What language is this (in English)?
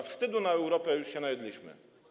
Polish